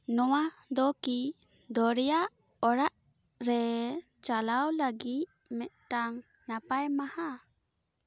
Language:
Santali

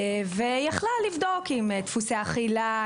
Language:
Hebrew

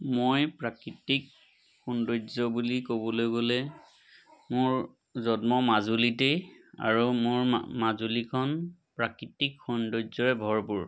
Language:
Assamese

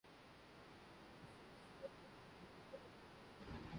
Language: Urdu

